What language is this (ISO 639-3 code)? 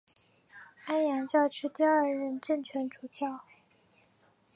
zho